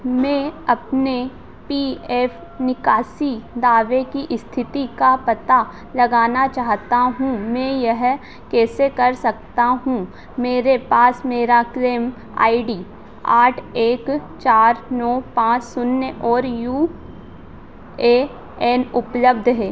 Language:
Hindi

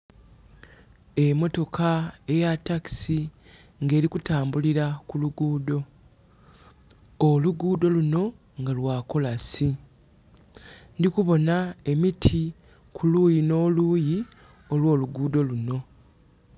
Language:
Soga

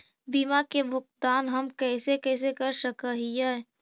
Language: Magahi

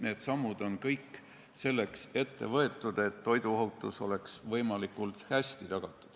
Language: Estonian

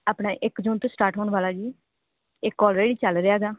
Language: Punjabi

